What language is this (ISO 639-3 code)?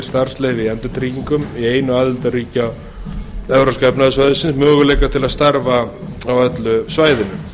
isl